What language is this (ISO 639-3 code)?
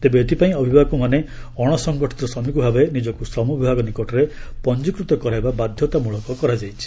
ori